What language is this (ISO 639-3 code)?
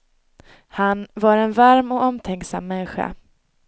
swe